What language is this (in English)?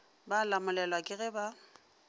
Northern Sotho